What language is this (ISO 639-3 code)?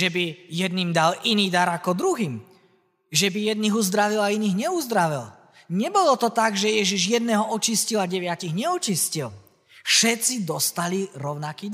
slk